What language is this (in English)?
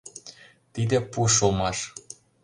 Mari